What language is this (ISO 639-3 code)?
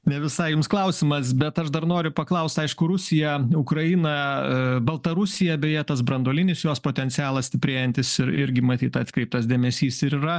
lit